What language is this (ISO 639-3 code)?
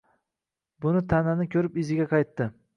uzb